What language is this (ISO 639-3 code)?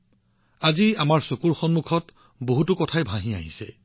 asm